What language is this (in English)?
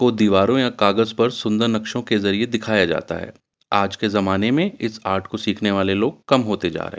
Urdu